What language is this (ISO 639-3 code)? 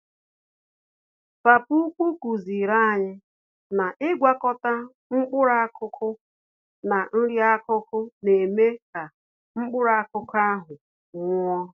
ibo